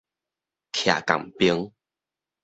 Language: Min Nan Chinese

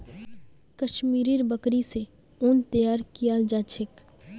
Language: Magahi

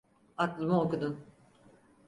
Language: Turkish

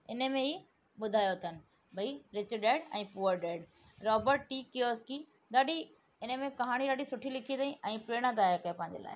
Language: Sindhi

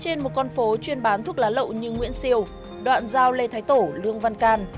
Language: Vietnamese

